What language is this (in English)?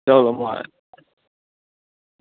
Dogri